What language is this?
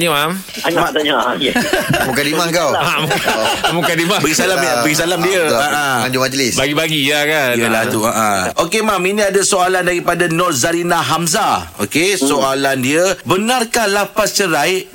Malay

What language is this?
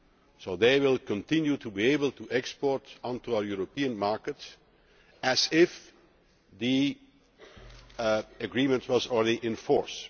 English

